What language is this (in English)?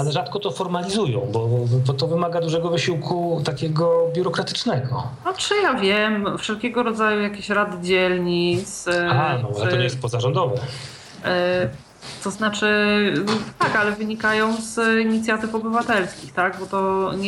Polish